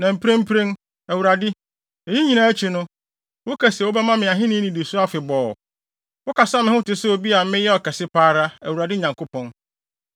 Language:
Akan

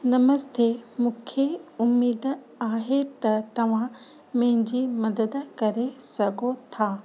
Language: Sindhi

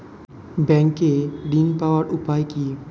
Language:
Bangla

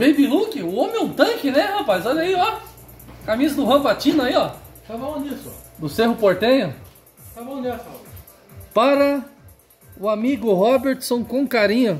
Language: Portuguese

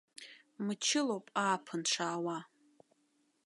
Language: Abkhazian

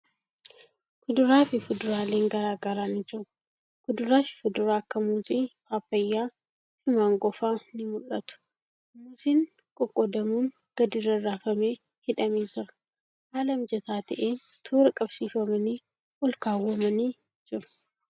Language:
Oromo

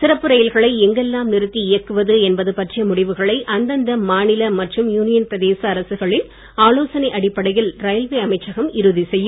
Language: Tamil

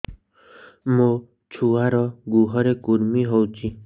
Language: Odia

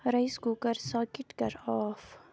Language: Kashmiri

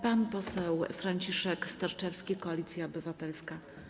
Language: Polish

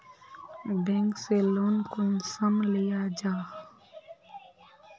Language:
Magahi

